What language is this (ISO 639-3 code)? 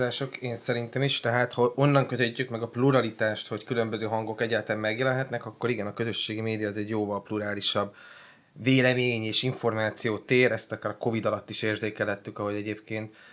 hun